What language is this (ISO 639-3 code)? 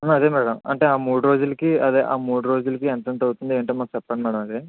tel